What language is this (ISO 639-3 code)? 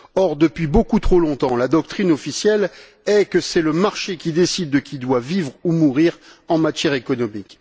fra